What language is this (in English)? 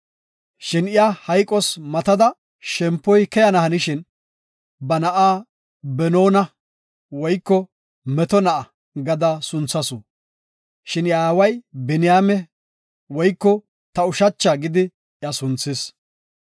Gofa